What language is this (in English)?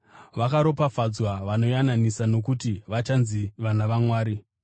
Shona